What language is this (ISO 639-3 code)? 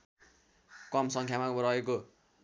nep